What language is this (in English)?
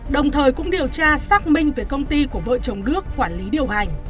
Vietnamese